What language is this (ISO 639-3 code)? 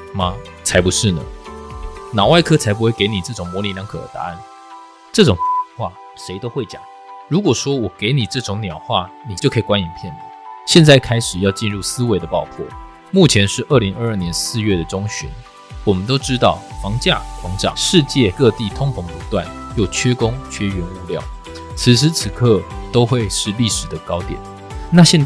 zho